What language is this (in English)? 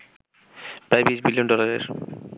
Bangla